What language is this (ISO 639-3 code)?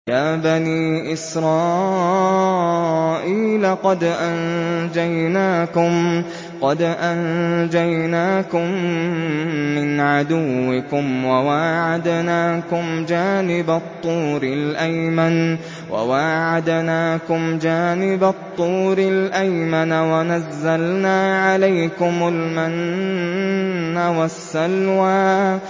ara